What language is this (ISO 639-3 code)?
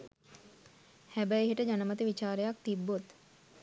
sin